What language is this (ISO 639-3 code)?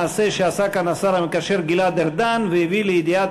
heb